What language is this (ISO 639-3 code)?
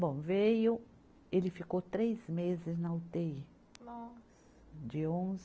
por